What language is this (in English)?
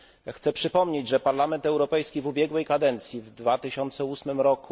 Polish